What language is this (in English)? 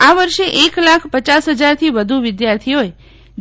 Gujarati